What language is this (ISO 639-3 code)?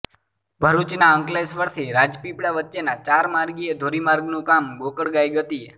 guj